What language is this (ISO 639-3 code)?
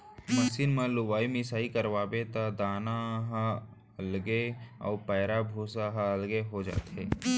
hne